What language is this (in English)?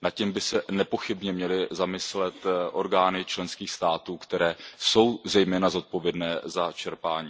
Czech